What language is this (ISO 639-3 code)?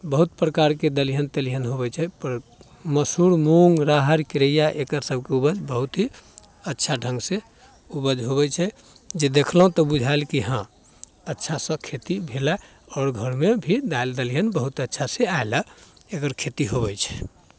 mai